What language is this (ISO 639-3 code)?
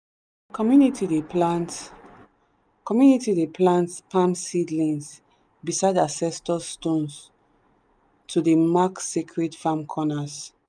pcm